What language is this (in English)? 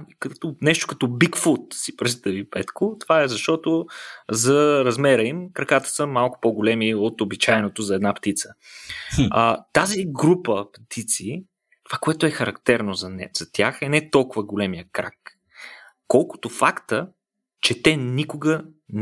Bulgarian